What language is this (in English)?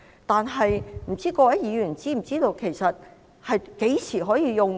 Cantonese